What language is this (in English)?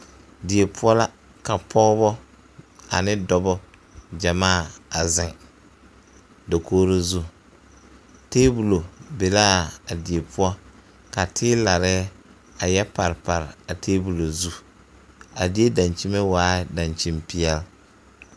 Southern Dagaare